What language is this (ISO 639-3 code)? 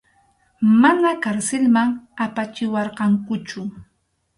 qxu